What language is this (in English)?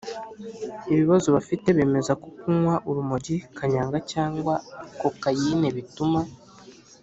Kinyarwanda